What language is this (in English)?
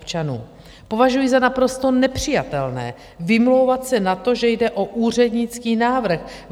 Czech